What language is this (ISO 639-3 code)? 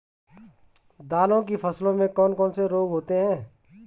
hin